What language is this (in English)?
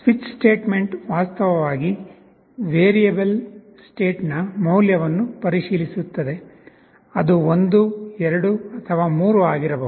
Kannada